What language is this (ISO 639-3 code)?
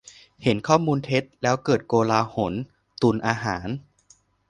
tha